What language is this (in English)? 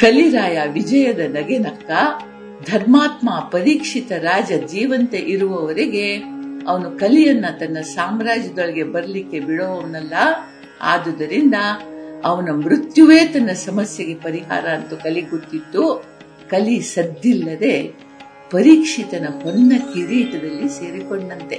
Kannada